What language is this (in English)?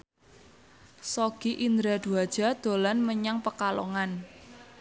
Javanese